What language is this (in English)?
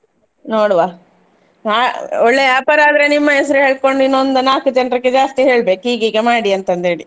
Kannada